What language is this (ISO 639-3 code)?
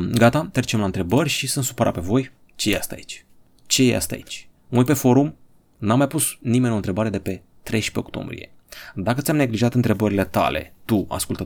ron